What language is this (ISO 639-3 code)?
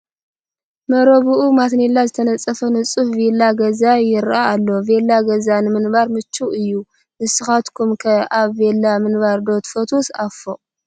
tir